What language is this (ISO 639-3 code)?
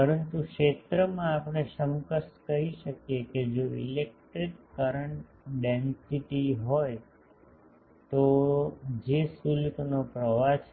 guj